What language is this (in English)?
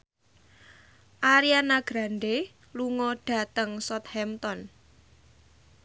Javanese